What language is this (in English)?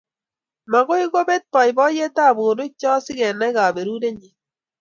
Kalenjin